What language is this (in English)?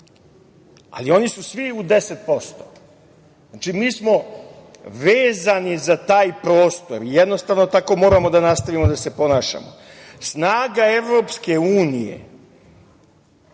Serbian